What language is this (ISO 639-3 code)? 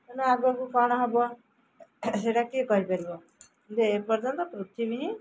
ori